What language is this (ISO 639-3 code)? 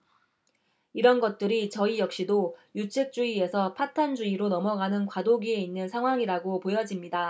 kor